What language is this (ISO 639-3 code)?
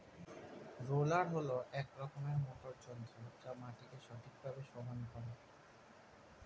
ben